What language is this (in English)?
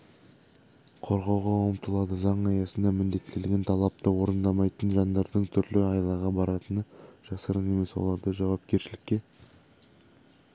Kazakh